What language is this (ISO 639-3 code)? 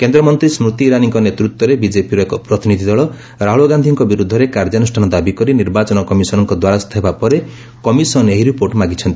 ori